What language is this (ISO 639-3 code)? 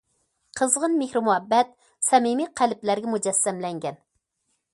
uig